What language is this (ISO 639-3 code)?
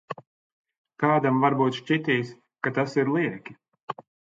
lav